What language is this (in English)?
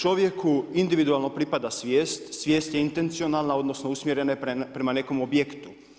Croatian